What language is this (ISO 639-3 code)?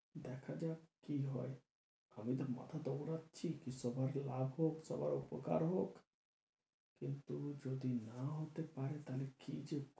ben